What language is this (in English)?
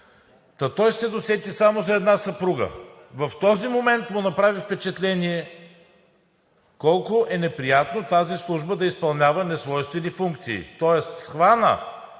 Bulgarian